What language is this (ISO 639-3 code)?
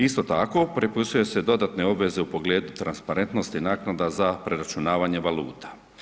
hrv